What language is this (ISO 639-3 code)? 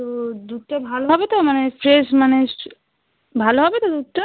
ben